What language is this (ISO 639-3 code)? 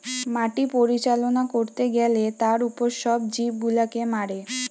ben